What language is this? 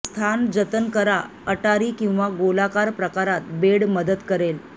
Marathi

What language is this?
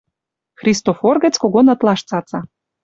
Western Mari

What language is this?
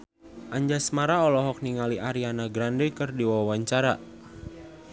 Sundanese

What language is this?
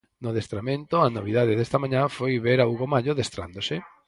Galician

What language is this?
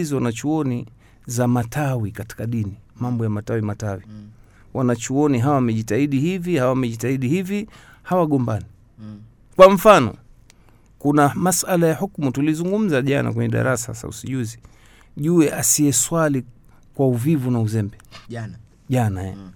Swahili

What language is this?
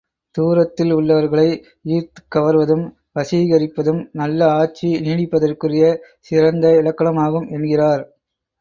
Tamil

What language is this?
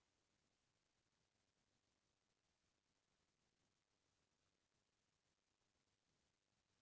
Chhattisgarhi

